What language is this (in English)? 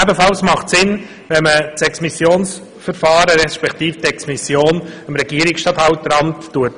Swiss German